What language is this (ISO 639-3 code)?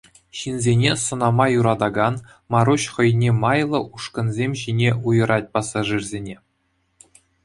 chv